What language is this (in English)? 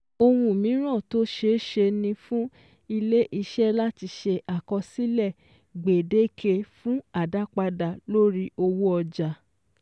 Yoruba